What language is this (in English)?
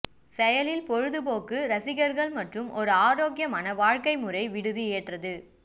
Tamil